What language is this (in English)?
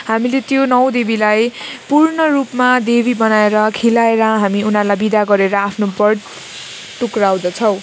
Nepali